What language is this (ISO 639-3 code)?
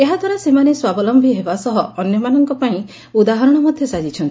ori